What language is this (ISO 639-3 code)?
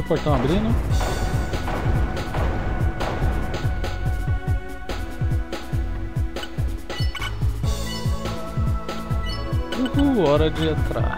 por